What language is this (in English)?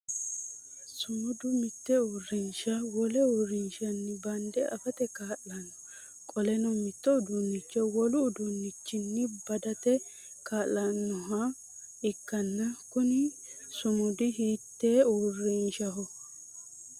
Sidamo